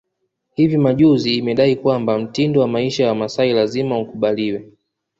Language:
Swahili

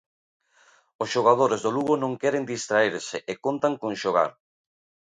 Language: Galician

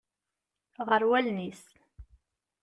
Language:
Kabyle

